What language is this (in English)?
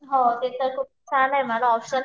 Marathi